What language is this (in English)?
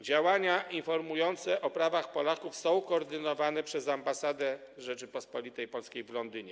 Polish